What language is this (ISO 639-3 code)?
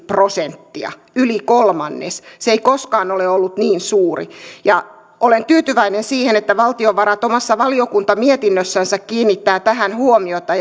fin